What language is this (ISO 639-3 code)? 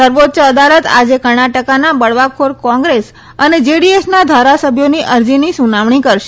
guj